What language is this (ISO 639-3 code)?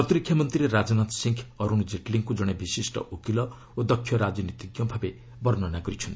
ori